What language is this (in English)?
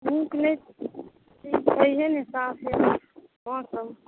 Maithili